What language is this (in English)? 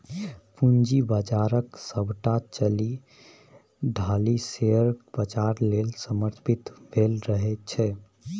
Maithili